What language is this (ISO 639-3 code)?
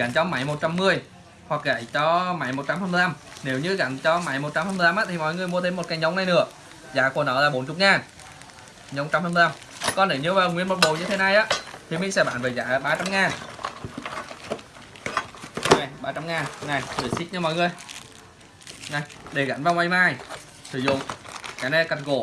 vie